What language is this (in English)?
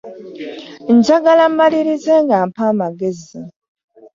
Ganda